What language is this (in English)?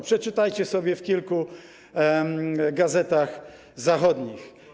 Polish